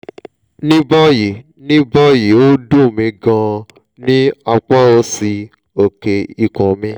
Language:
Yoruba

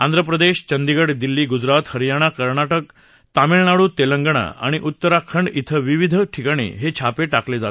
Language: Marathi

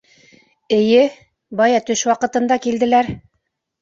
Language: Bashkir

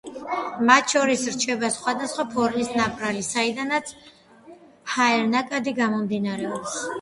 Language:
Georgian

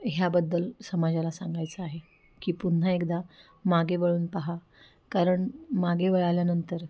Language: Marathi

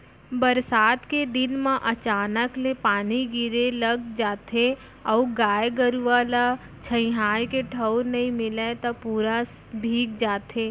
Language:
Chhattisgarhi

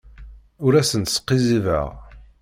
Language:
Kabyle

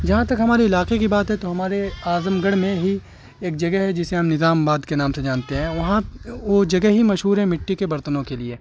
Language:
Urdu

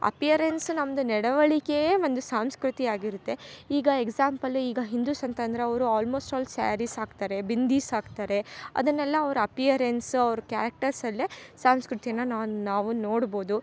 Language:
Kannada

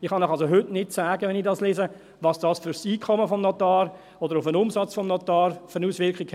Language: Swiss German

